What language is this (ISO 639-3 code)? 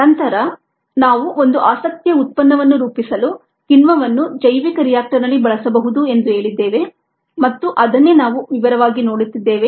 kan